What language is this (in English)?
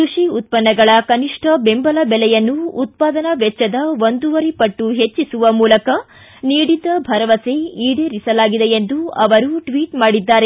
Kannada